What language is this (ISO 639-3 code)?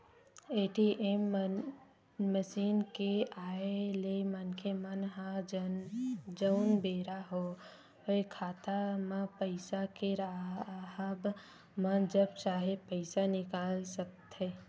hne